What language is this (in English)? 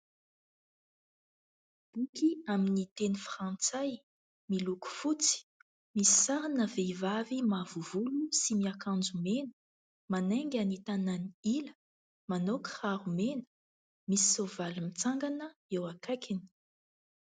Malagasy